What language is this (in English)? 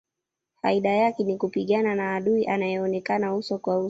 Swahili